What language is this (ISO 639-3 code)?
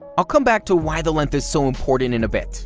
eng